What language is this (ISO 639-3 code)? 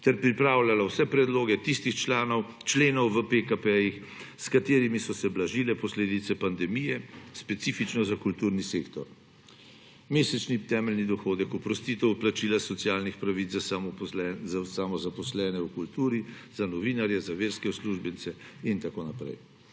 slv